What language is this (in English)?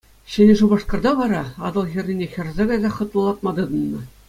Chuvash